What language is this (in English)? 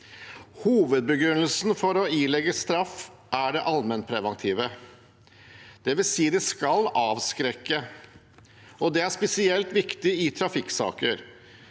Norwegian